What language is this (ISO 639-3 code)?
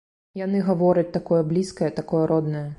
bel